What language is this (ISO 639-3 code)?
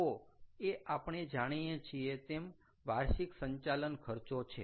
guj